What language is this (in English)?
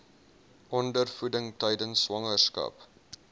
Afrikaans